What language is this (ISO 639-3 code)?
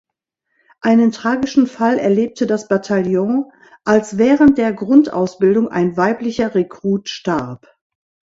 deu